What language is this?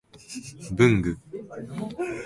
Japanese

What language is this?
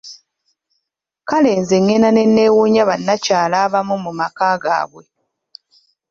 Ganda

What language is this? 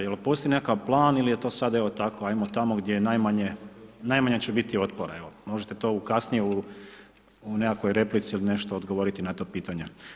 Croatian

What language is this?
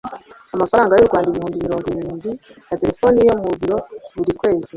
Kinyarwanda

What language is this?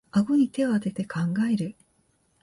Japanese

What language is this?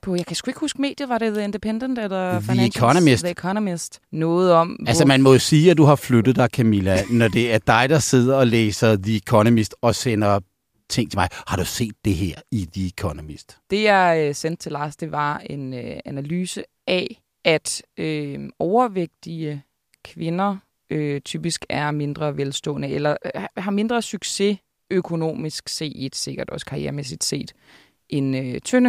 Danish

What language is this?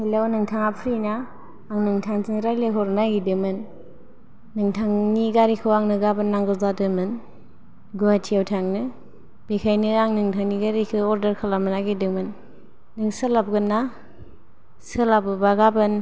Bodo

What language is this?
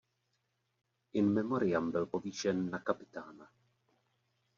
Czech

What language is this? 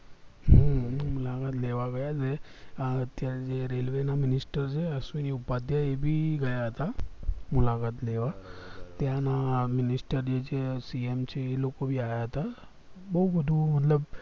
Gujarati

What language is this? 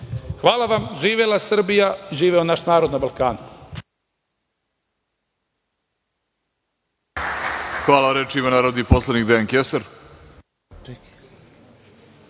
Serbian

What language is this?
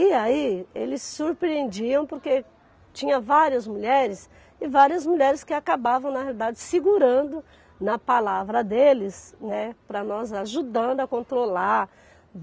Portuguese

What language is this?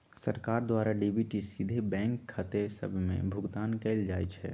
Magahi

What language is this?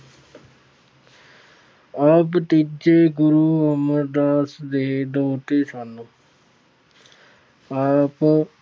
Punjabi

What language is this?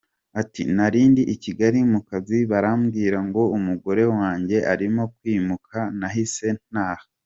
Kinyarwanda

